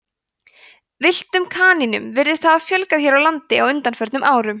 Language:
Icelandic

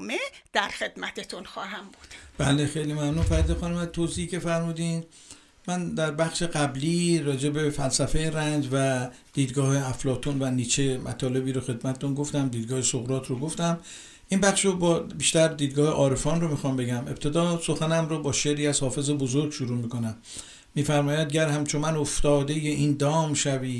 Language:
Persian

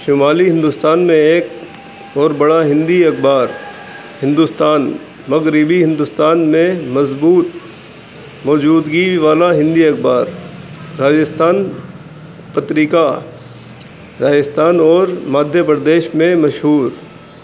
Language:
Urdu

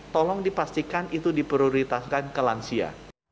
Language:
Indonesian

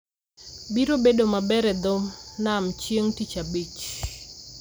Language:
Luo (Kenya and Tanzania)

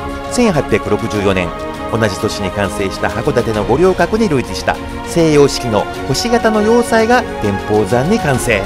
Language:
Japanese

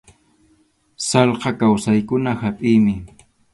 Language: Arequipa-La Unión Quechua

